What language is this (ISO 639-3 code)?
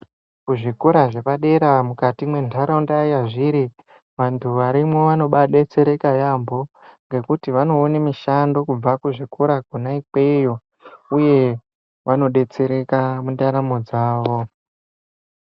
ndc